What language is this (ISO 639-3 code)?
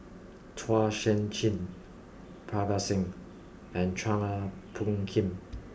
eng